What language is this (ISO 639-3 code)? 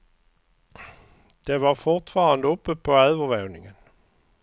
swe